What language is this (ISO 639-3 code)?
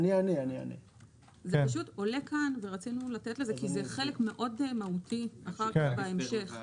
heb